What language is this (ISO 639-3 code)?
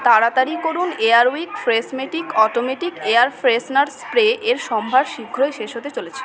ben